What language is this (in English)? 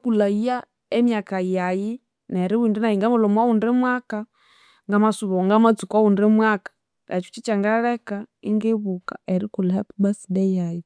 Konzo